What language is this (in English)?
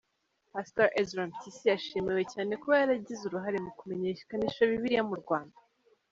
Kinyarwanda